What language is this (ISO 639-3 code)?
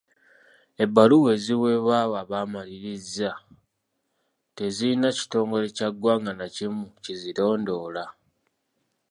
lug